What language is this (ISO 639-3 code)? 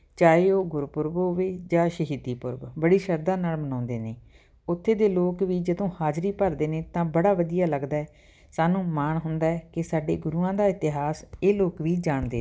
pan